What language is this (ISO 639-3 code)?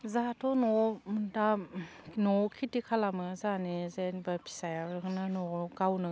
brx